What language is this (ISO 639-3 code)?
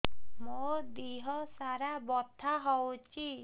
ori